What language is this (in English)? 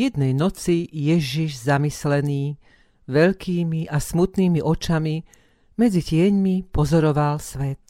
Slovak